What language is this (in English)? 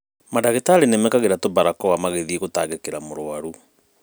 Kikuyu